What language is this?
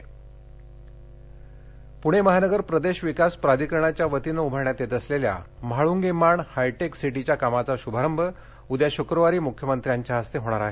Marathi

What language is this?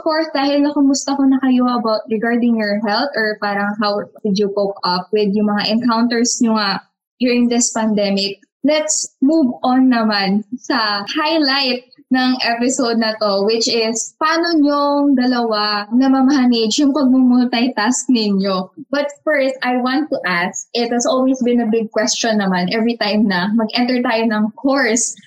Filipino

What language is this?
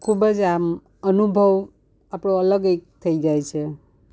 Gujarati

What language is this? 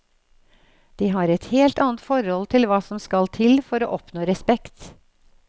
Norwegian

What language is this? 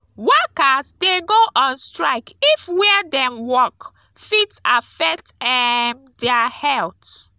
Nigerian Pidgin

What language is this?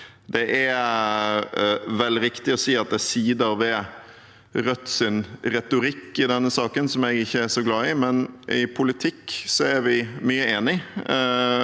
Norwegian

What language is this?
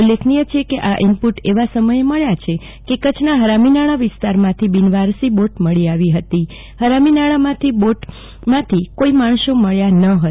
Gujarati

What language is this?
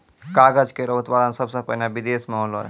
Maithili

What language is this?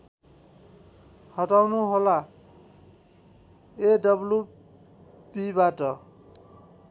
Nepali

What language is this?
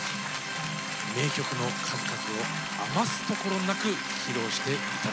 Japanese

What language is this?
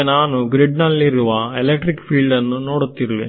Kannada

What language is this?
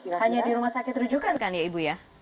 Indonesian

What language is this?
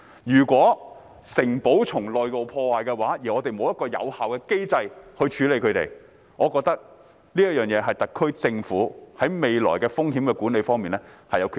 Cantonese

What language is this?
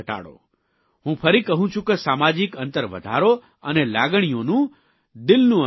Gujarati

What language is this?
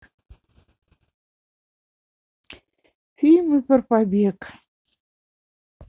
Russian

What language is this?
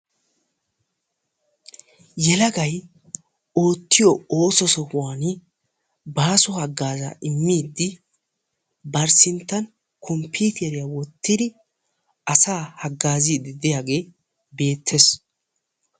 Wolaytta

